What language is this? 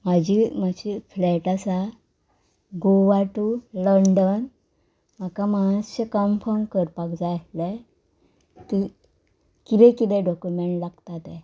Konkani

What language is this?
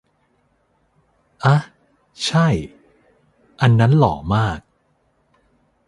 Thai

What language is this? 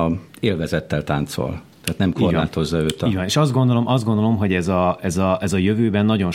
Hungarian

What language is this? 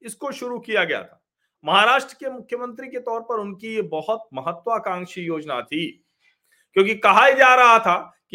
Hindi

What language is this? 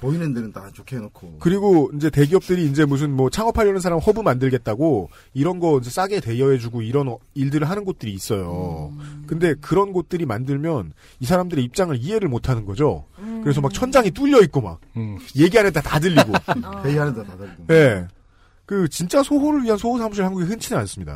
Korean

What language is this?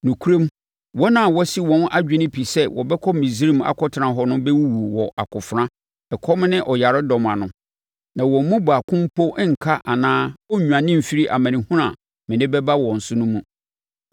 Akan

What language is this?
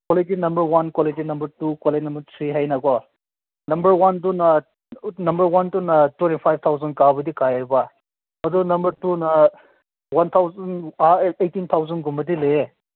Manipuri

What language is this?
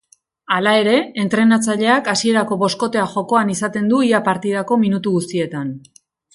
Basque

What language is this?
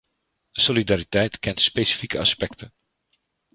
Dutch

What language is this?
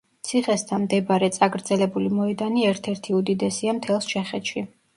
Georgian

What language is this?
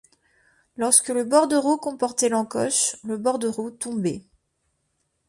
French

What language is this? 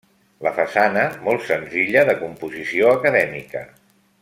Catalan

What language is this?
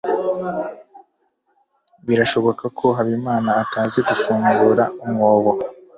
Kinyarwanda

